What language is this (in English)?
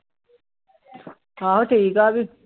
Punjabi